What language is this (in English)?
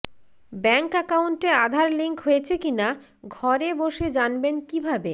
Bangla